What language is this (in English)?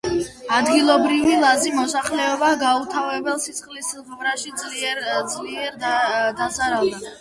Georgian